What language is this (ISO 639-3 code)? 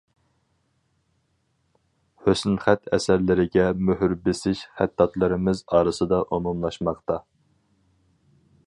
uig